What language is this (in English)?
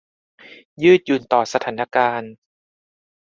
Thai